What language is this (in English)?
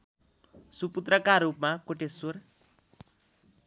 Nepali